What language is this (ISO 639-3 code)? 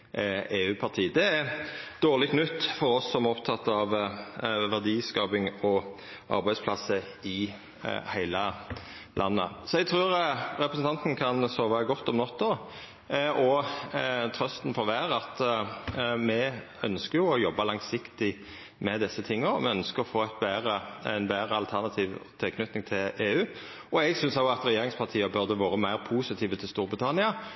nno